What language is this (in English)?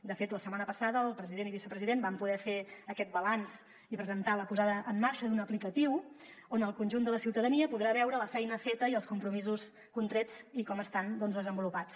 Catalan